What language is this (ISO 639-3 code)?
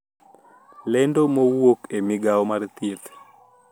luo